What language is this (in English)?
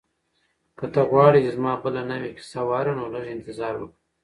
Pashto